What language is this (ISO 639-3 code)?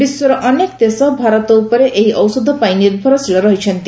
ori